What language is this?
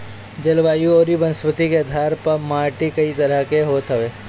Bhojpuri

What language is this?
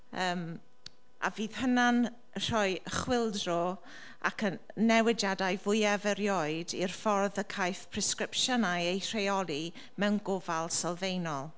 Welsh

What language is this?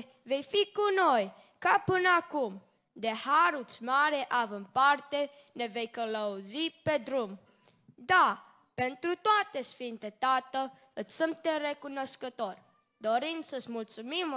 Romanian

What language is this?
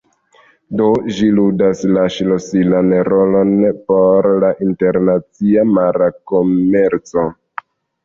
Esperanto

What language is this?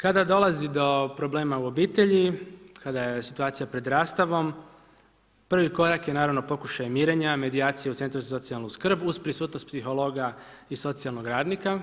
Croatian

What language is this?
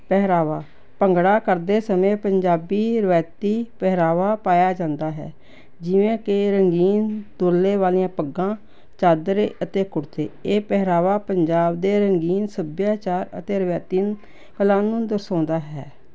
Punjabi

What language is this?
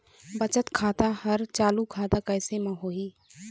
Chhattisgarhi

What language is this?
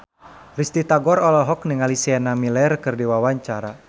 Sundanese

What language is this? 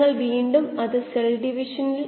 Malayalam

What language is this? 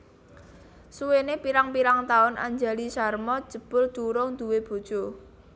Javanese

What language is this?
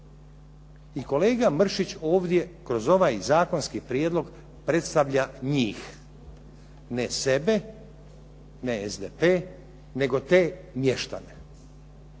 Croatian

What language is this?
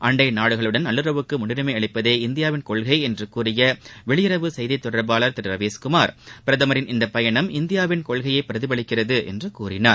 Tamil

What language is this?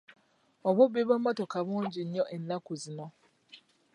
Ganda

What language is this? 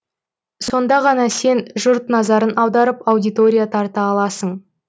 Kazakh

